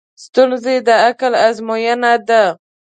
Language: Pashto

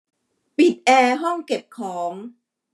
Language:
Thai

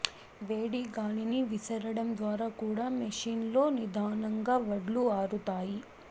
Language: Telugu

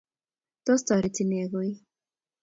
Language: Kalenjin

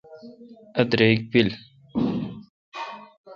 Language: Kalkoti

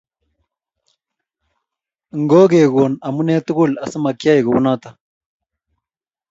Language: Kalenjin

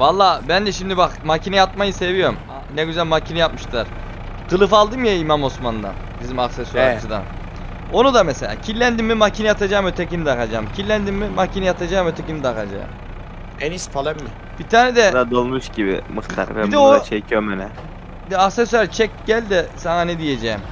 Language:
Turkish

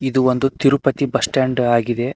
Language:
Kannada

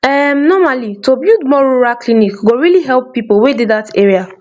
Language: Nigerian Pidgin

